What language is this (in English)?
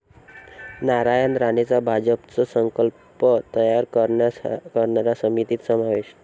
Marathi